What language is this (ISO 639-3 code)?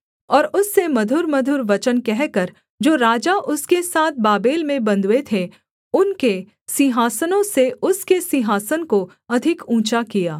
hin